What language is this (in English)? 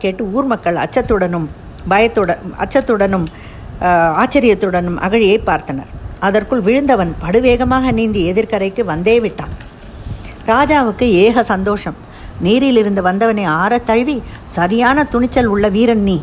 Tamil